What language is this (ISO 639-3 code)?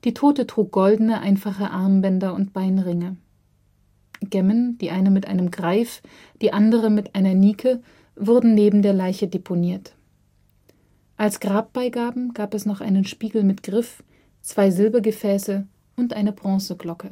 deu